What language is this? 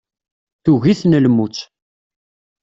Kabyle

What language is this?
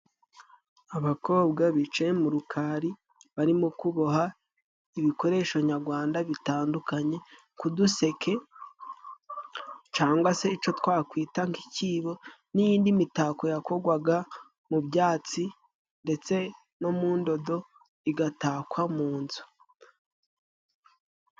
Kinyarwanda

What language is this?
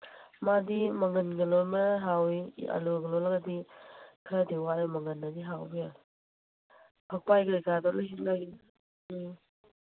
Manipuri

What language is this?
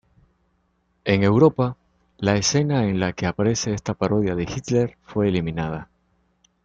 Spanish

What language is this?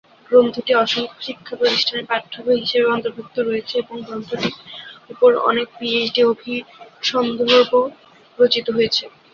Bangla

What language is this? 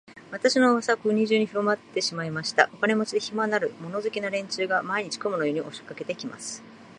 Japanese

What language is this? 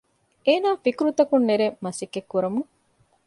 Divehi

